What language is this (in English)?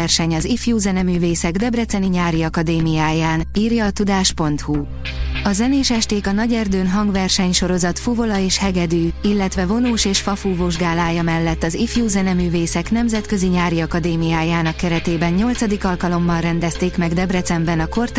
Hungarian